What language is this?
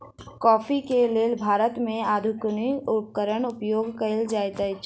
Maithili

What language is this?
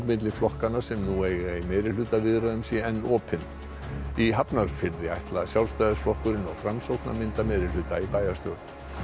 Icelandic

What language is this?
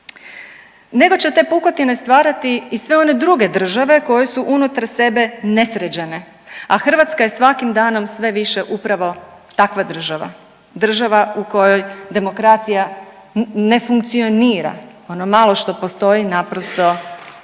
Croatian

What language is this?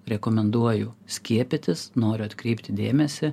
Lithuanian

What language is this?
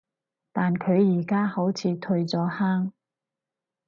Cantonese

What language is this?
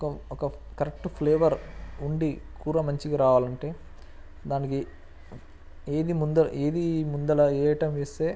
Telugu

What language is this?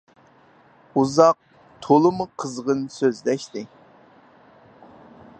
Uyghur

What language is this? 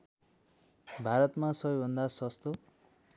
Nepali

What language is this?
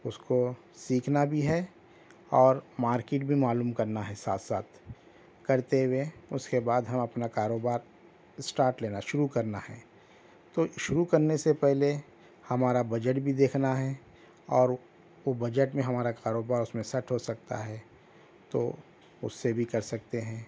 Urdu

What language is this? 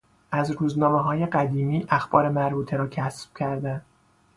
Persian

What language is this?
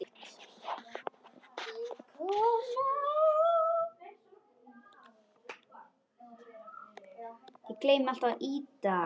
Icelandic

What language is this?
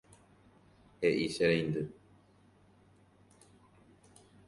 Guarani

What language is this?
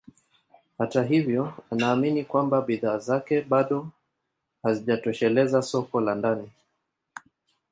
Swahili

